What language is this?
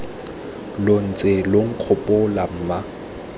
Tswana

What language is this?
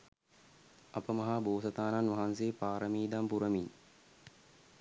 Sinhala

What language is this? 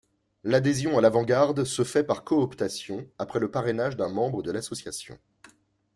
French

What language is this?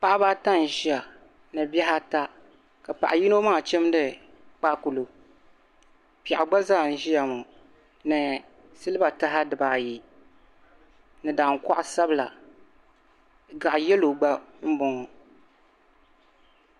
Dagbani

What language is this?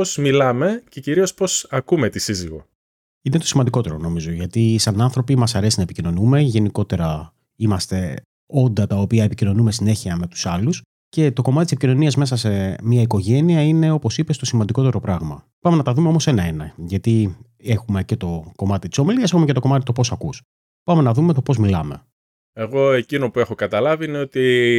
Greek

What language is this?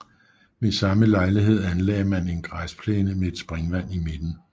Danish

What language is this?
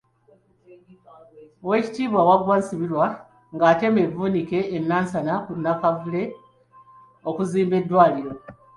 Ganda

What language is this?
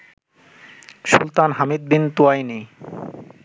Bangla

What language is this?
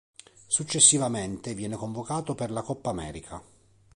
Italian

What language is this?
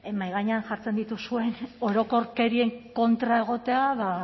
Basque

